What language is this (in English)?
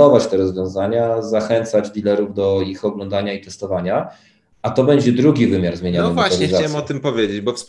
Polish